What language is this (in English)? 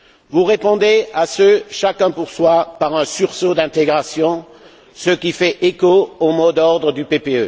French